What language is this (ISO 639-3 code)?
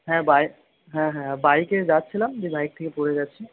ben